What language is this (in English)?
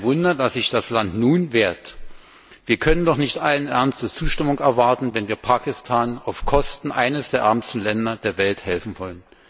German